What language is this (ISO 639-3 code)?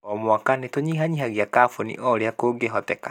kik